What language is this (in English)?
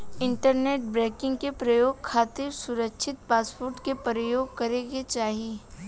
Bhojpuri